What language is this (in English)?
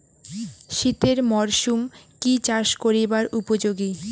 Bangla